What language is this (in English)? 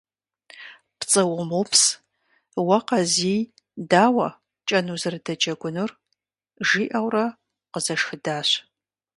Kabardian